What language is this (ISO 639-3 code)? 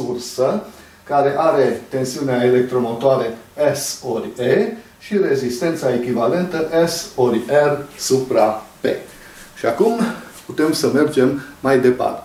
ron